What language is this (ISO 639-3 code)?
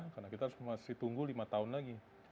ind